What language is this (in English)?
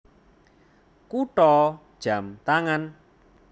Javanese